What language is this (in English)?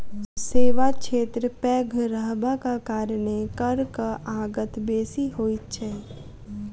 Maithili